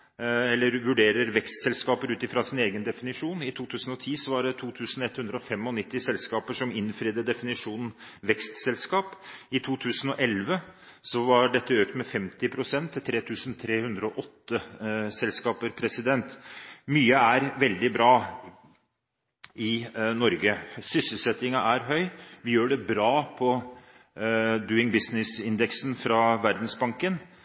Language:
Norwegian Bokmål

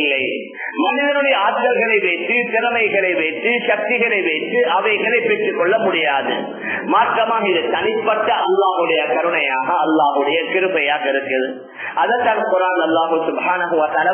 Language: Arabic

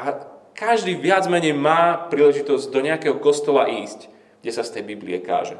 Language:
Slovak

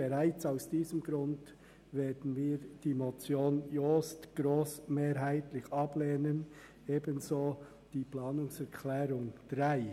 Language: Swiss German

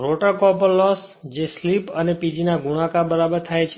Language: Gujarati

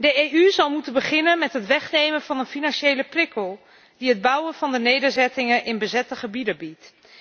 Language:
Dutch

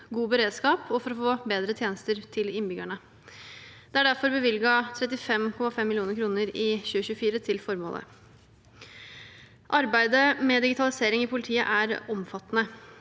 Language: Norwegian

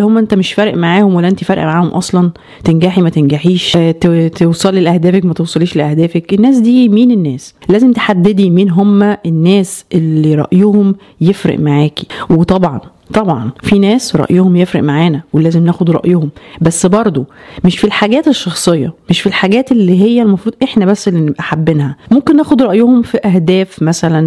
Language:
Arabic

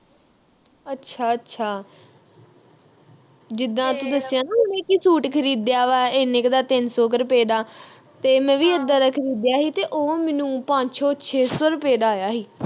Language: Punjabi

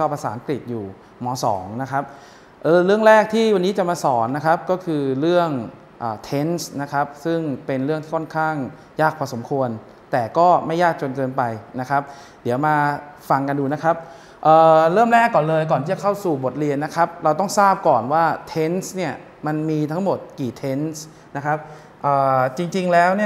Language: Thai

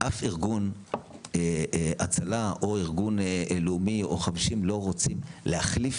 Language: Hebrew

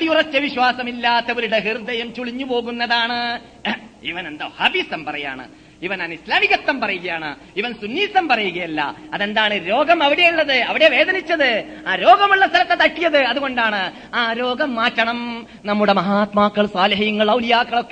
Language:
Malayalam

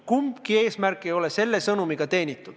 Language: Estonian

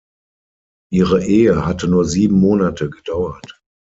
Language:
German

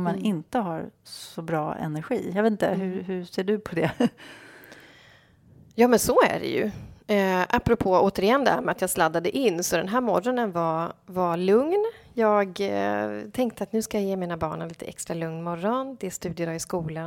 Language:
Swedish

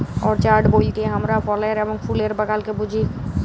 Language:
Bangla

